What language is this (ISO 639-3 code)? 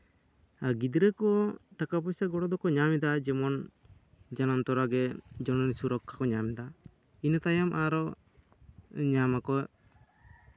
sat